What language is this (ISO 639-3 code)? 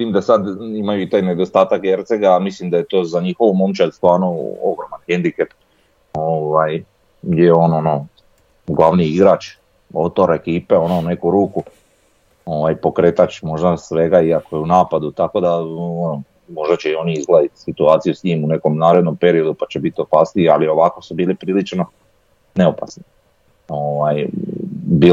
hrv